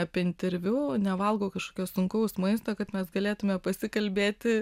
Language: Lithuanian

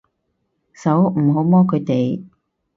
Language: Cantonese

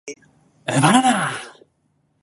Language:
Japanese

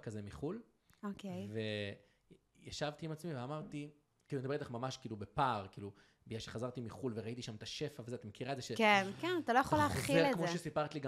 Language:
Hebrew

